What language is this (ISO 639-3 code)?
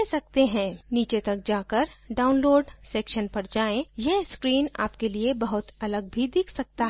hin